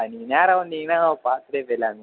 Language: Tamil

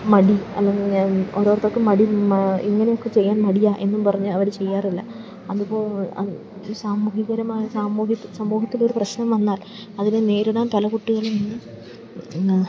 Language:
Malayalam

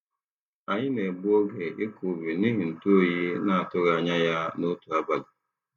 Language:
Igbo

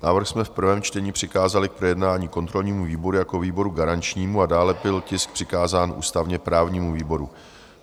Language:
Czech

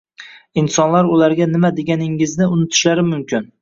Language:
Uzbek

